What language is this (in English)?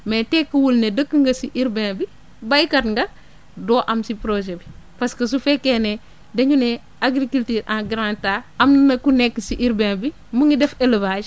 Wolof